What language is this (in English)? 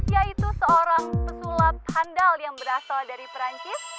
Indonesian